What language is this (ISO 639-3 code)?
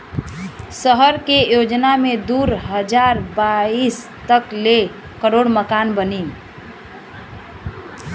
bho